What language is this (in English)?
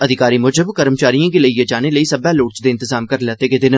Dogri